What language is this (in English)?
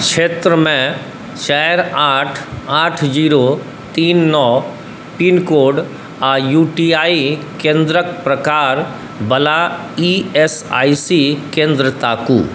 Maithili